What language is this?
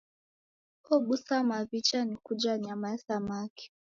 Taita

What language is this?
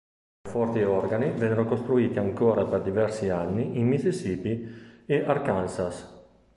Italian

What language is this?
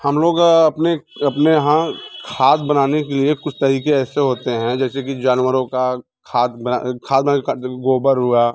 Hindi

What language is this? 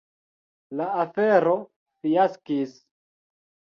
Esperanto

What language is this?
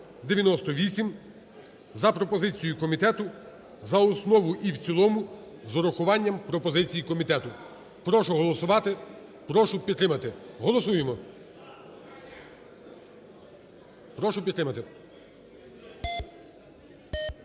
Ukrainian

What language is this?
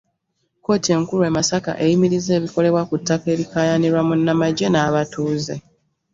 Ganda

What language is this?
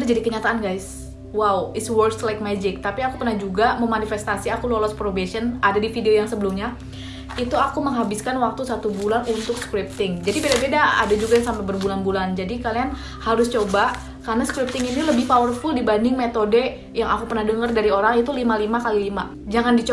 Indonesian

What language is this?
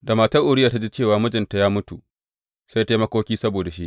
Hausa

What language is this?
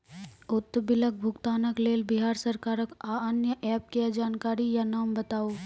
Maithili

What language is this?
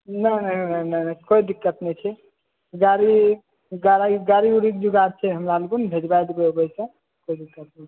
Maithili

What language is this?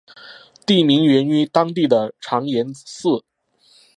Chinese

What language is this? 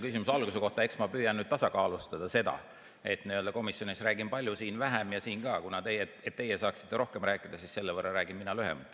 Estonian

